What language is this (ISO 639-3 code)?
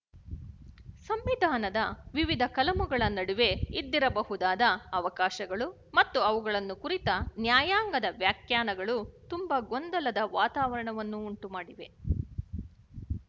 kan